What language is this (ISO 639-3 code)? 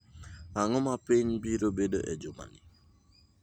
luo